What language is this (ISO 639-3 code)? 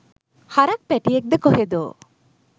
sin